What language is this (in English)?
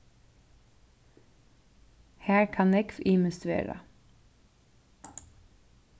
Faroese